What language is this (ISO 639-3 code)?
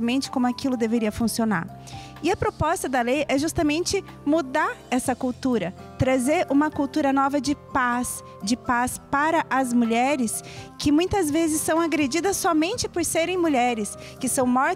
por